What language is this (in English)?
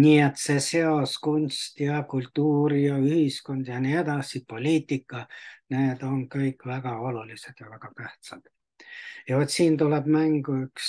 Finnish